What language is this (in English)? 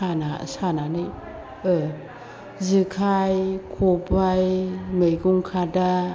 Bodo